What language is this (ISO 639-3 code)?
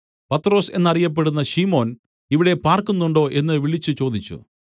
mal